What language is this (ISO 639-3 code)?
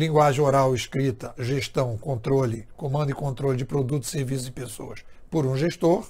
por